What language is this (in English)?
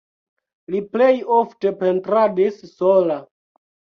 Esperanto